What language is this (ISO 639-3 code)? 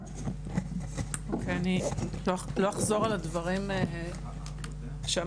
heb